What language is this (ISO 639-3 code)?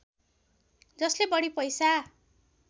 nep